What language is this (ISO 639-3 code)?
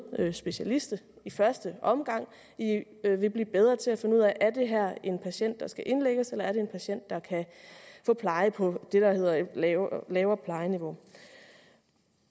dan